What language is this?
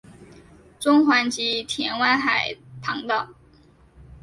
Chinese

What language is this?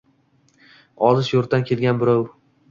Uzbek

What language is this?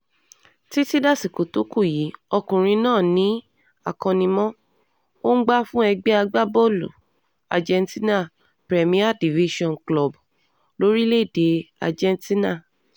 Yoruba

